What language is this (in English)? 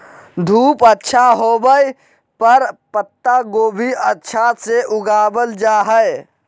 Magahi